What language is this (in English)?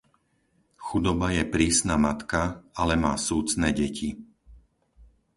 Slovak